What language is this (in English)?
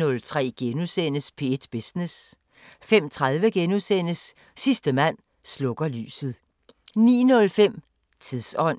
Danish